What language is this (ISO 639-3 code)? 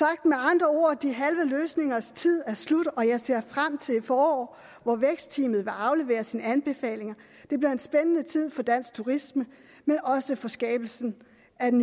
dan